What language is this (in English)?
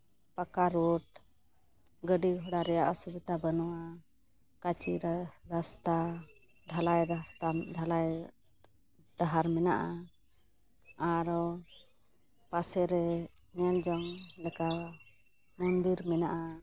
Santali